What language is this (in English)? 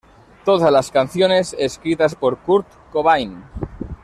Spanish